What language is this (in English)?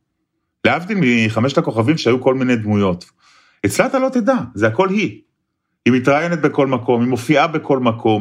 Hebrew